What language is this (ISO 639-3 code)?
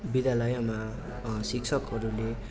nep